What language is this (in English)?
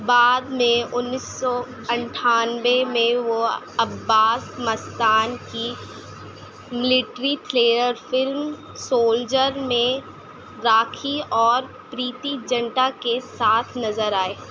Urdu